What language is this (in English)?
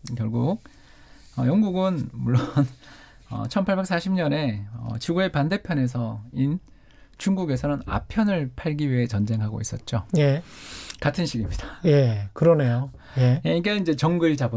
Korean